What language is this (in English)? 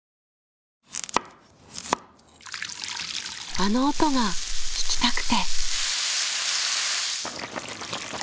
Japanese